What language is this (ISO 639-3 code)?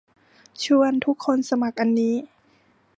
tha